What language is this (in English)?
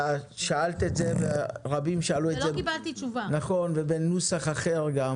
Hebrew